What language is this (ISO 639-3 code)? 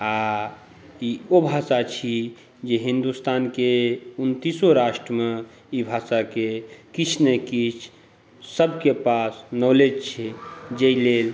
mai